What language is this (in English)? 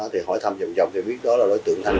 Vietnamese